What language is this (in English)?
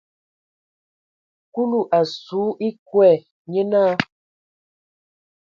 Ewondo